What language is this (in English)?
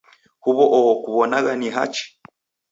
Taita